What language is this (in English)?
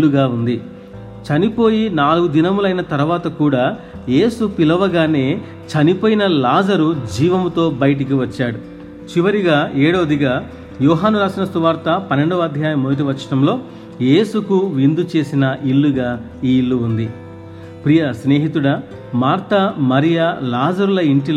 Telugu